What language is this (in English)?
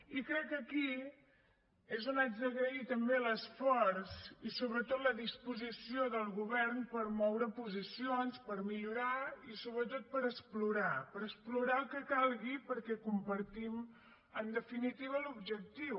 Catalan